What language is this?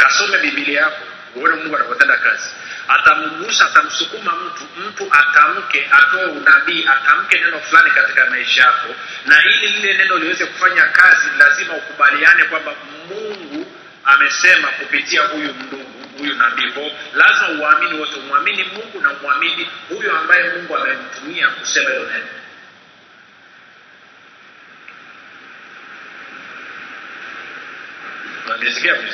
Swahili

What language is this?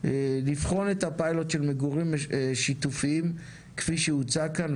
Hebrew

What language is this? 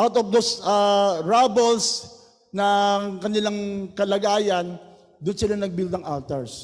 Filipino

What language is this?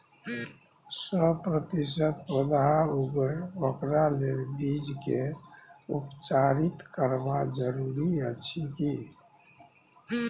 Maithili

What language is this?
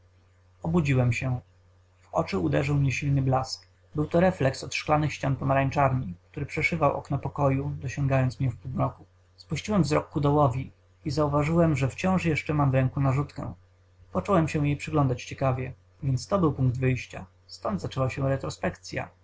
Polish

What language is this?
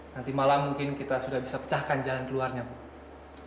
Indonesian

